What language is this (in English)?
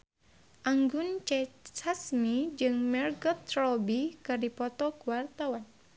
Sundanese